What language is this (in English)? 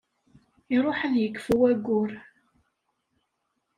Kabyle